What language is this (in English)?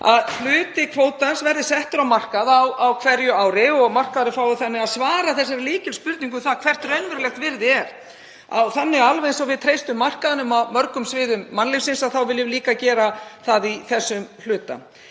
Icelandic